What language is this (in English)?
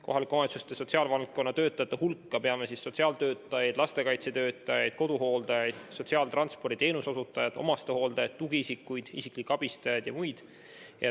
Estonian